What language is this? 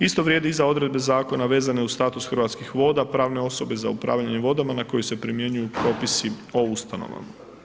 Croatian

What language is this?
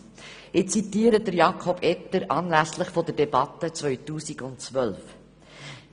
Swiss German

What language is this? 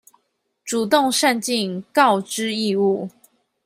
Chinese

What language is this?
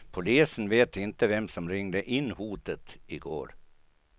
Swedish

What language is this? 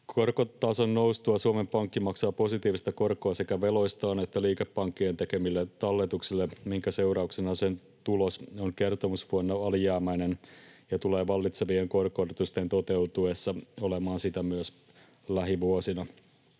Finnish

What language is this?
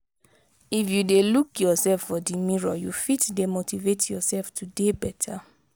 Nigerian Pidgin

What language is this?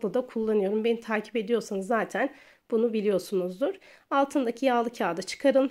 Turkish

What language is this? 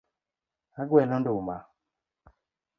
Luo (Kenya and Tanzania)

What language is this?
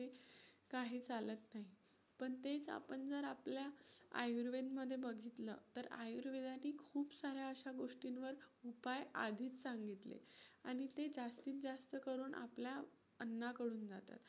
Marathi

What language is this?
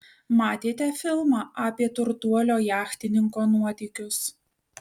Lithuanian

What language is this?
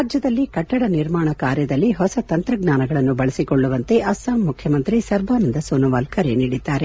Kannada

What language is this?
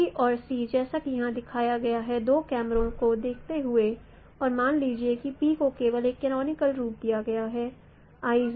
Hindi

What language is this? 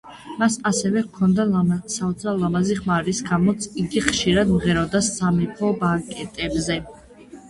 Georgian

